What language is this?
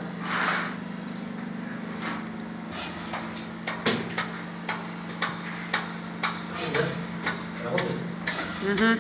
Russian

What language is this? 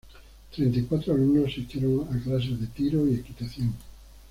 Spanish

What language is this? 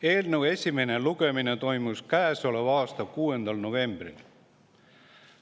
Estonian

